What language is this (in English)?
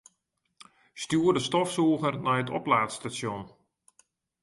Western Frisian